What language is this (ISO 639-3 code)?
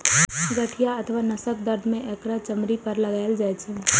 mai